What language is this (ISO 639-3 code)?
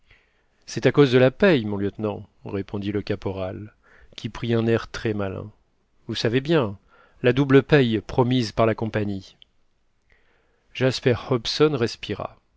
fra